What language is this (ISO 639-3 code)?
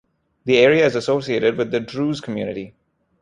eng